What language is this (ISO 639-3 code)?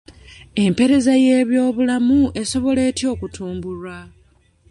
lug